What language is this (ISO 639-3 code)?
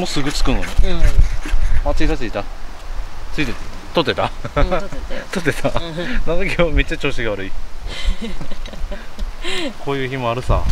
jpn